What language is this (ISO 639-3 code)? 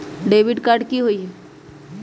mag